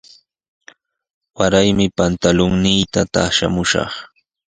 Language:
Sihuas Ancash Quechua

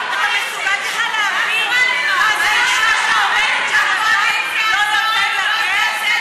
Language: Hebrew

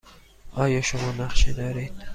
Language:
Persian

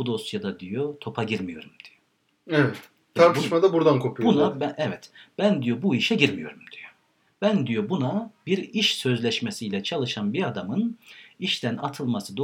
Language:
Turkish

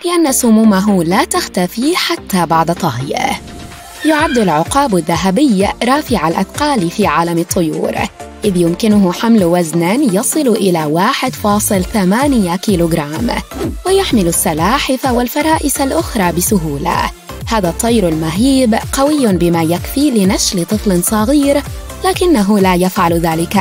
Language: Arabic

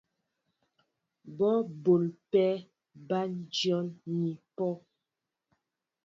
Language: Mbo (Cameroon)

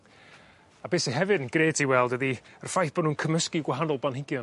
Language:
Welsh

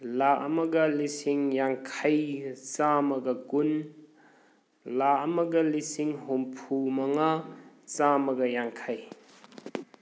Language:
Manipuri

